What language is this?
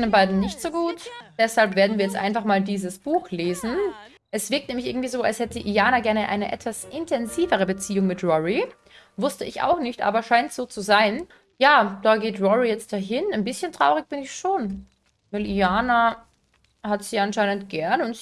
German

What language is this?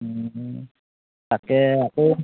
Assamese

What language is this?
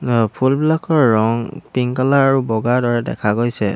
Assamese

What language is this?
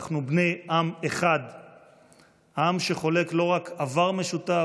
Hebrew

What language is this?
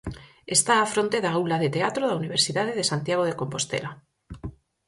Galician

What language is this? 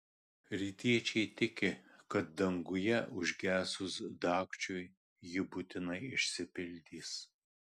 Lithuanian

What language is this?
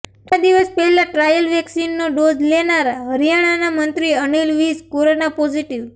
Gujarati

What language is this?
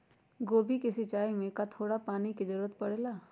Magahi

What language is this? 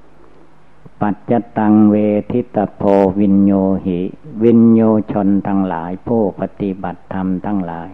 Thai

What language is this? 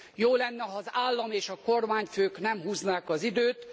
Hungarian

